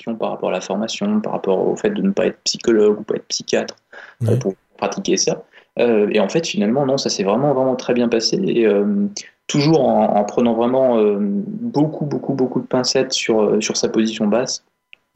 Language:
French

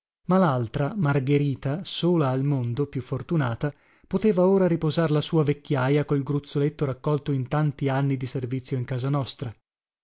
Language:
Italian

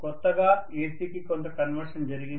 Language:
Telugu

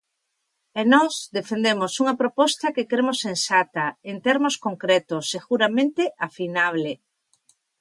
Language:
Galician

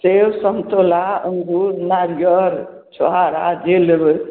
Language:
Maithili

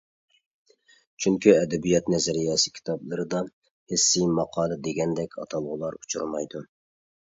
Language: Uyghur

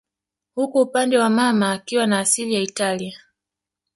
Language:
Swahili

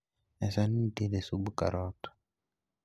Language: Luo (Kenya and Tanzania)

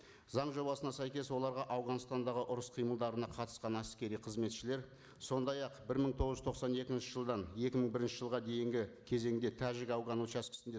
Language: Kazakh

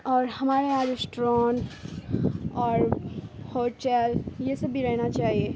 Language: Urdu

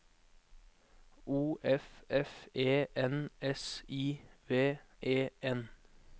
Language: Norwegian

